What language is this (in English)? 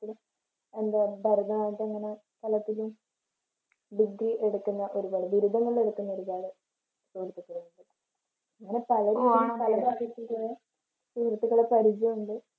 Malayalam